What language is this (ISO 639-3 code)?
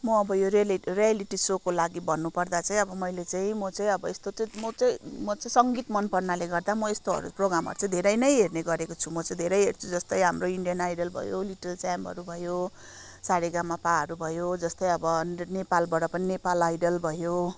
nep